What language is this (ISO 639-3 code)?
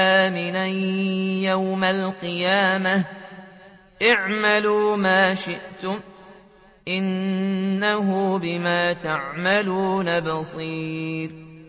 ara